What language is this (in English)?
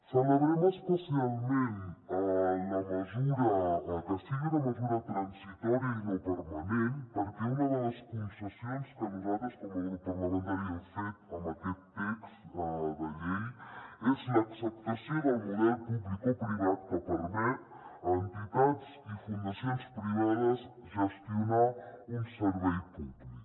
Catalan